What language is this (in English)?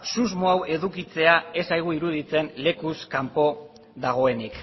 Basque